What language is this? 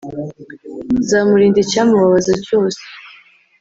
Kinyarwanda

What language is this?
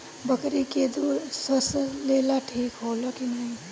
Bhojpuri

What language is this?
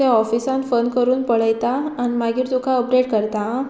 Konkani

